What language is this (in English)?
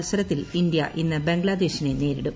Malayalam